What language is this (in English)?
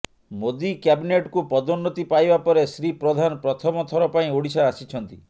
Odia